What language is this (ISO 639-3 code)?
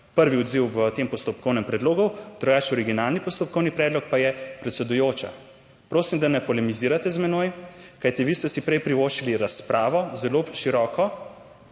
slv